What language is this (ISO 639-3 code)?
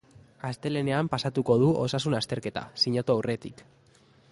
eus